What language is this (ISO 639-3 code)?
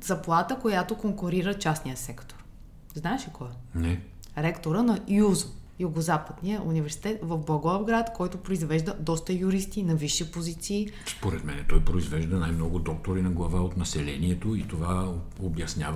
bul